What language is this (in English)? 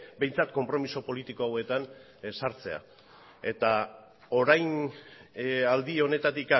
Basque